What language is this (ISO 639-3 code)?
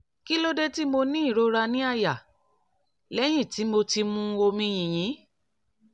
yor